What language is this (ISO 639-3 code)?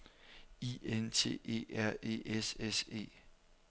dan